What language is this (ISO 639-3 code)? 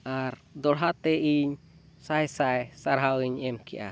sat